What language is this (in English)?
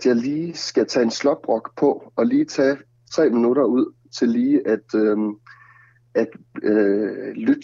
Danish